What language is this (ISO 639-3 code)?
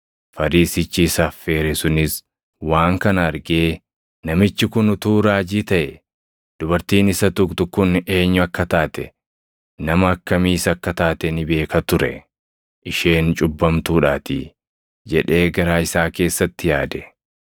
orm